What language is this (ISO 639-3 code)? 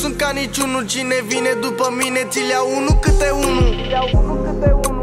ron